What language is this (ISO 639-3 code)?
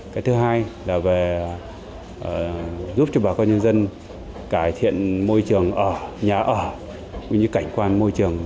vie